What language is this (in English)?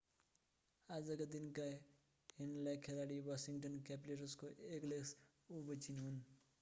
Nepali